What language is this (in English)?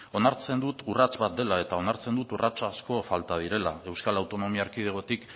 Basque